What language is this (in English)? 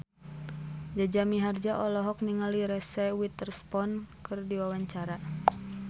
Sundanese